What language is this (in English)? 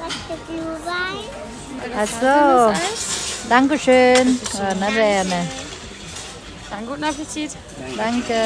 Vietnamese